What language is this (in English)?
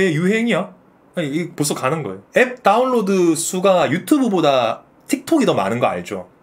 Korean